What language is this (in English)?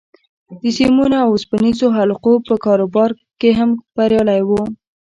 Pashto